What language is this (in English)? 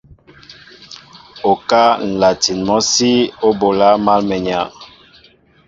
Mbo (Cameroon)